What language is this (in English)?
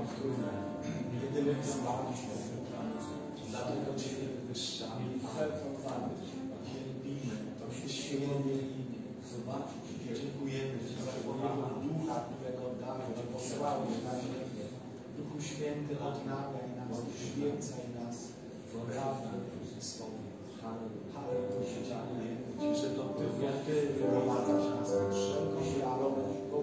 Polish